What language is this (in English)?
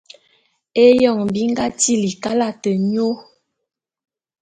Bulu